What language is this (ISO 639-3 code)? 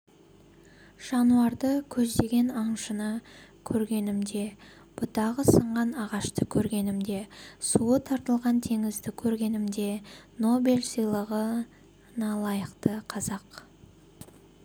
kaz